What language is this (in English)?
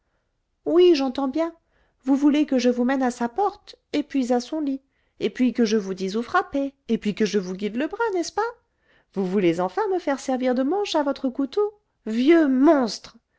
French